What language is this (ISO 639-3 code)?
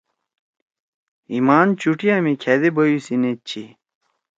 trw